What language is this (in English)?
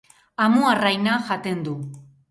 Basque